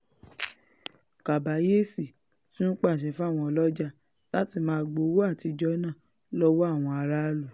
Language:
Yoruba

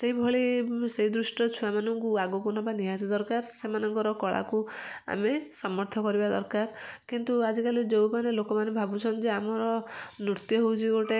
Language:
Odia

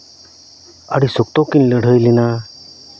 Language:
Santali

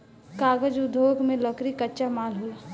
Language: Bhojpuri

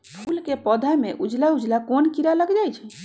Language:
Magahi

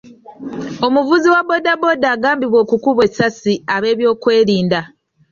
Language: Ganda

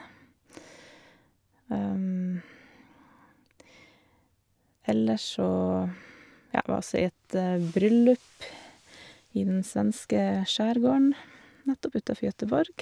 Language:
Norwegian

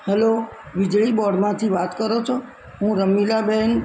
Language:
Gujarati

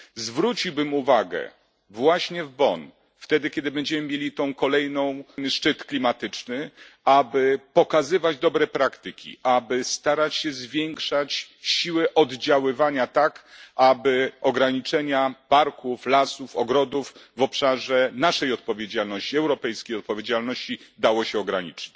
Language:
Polish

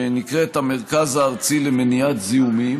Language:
Hebrew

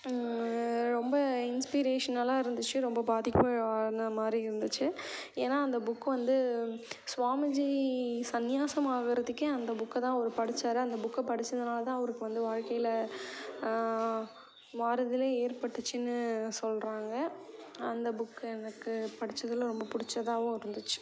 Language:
Tamil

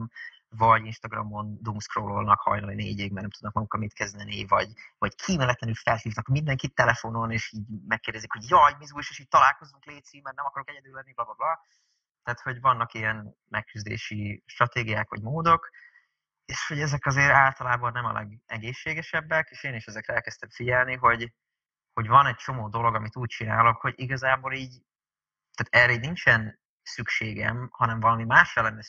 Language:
Hungarian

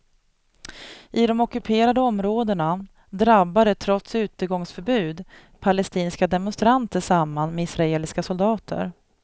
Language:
Swedish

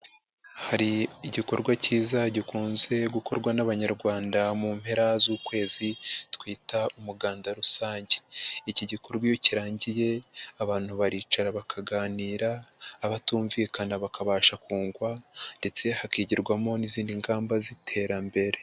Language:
Kinyarwanda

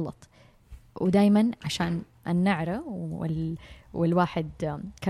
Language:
Arabic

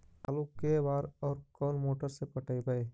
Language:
Magahi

